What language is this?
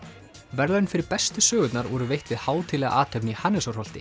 Icelandic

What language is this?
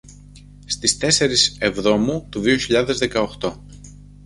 Greek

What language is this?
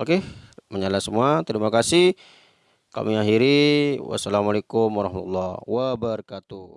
Indonesian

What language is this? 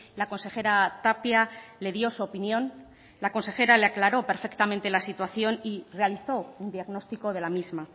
Spanish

